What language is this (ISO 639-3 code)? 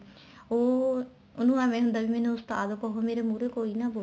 pan